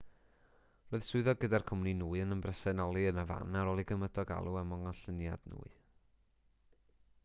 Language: Welsh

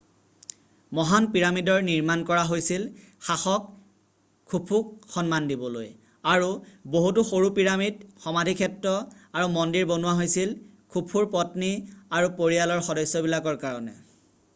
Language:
Assamese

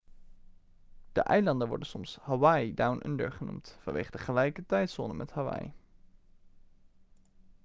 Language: Dutch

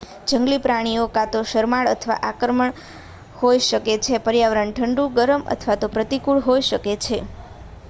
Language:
Gujarati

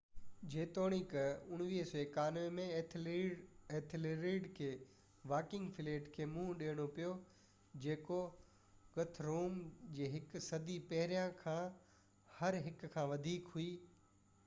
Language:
Sindhi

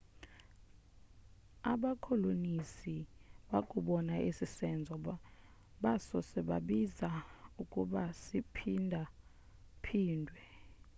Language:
Xhosa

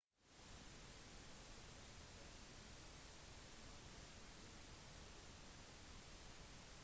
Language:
Norwegian Bokmål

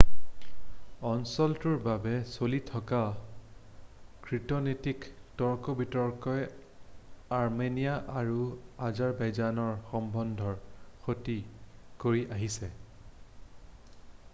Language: Assamese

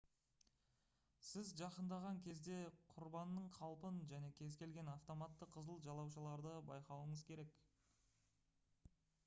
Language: Kazakh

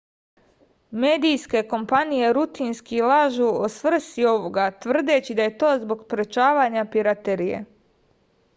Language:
Serbian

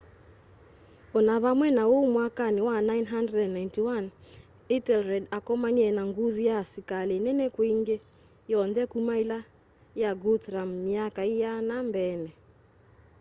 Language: Kamba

